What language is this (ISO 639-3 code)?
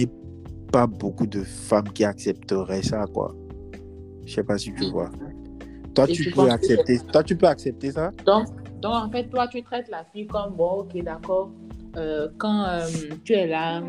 fra